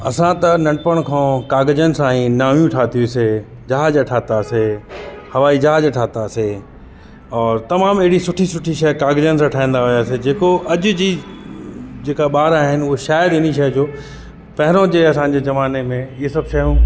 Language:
Sindhi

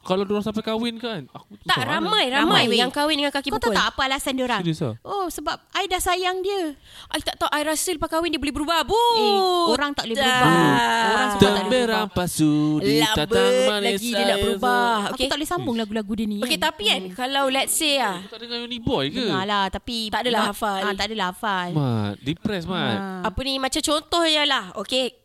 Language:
Malay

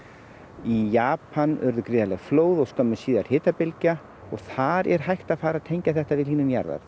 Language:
Icelandic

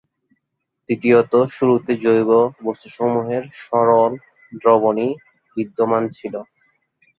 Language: Bangla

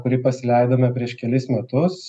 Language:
Lithuanian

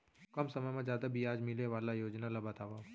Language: Chhattisgarhi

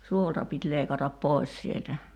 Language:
Finnish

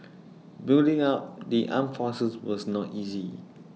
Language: English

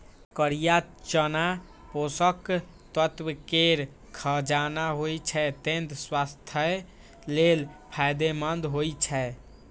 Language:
Maithili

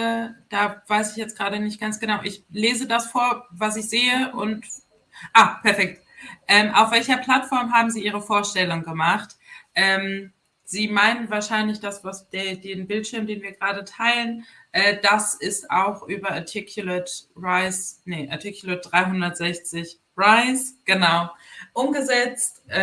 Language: German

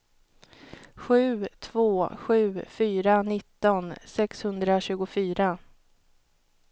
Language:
Swedish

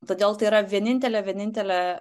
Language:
Lithuanian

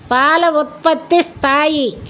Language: Telugu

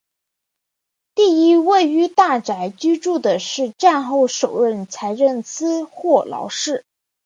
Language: Chinese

